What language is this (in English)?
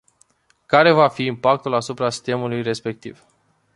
Romanian